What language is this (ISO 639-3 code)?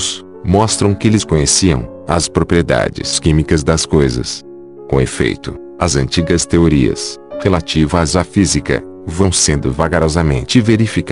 por